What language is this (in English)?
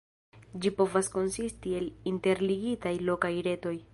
Esperanto